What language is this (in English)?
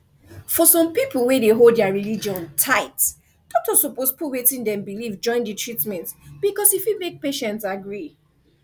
Nigerian Pidgin